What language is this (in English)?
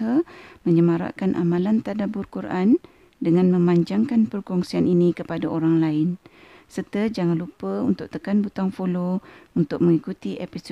Malay